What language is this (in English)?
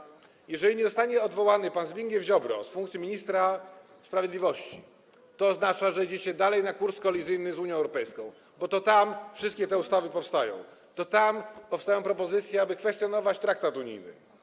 Polish